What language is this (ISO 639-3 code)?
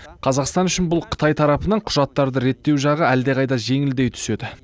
kaz